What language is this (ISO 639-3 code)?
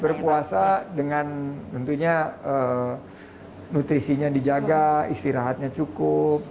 ind